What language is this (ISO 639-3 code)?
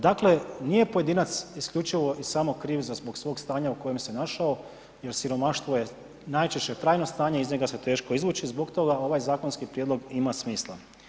hrv